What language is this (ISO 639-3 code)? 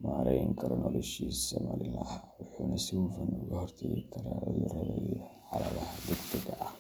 som